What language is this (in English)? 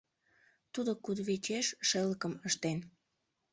Mari